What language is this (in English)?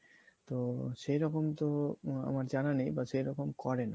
Bangla